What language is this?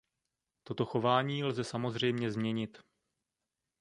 Czech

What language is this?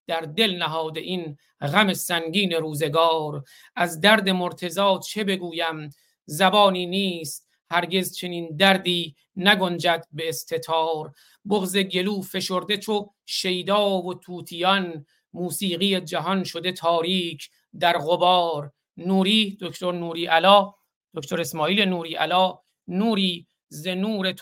Persian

